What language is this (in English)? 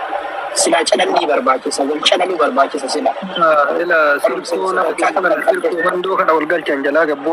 Arabic